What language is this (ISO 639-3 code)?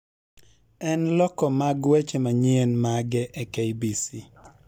luo